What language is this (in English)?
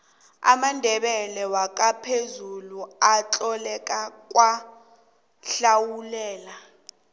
South Ndebele